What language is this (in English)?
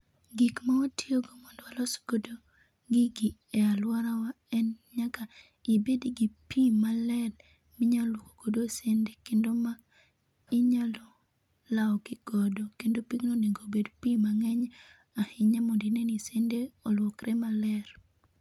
Luo (Kenya and Tanzania)